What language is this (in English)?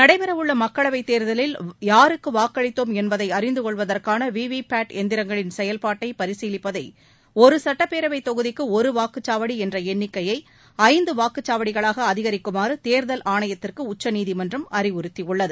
Tamil